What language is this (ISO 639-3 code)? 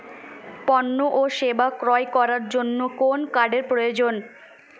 ben